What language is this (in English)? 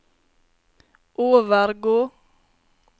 Norwegian